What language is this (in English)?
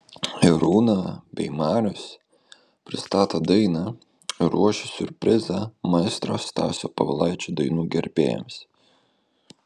Lithuanian